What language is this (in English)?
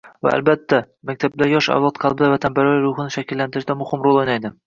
Uzbek